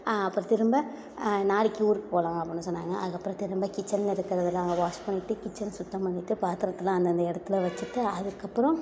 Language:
Tamil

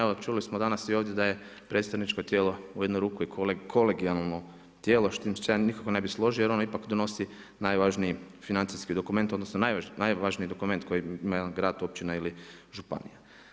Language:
Croatian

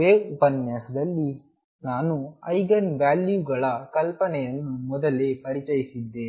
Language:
Kannada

